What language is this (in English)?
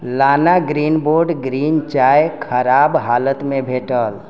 Maithili